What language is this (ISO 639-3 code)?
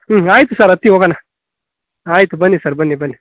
kan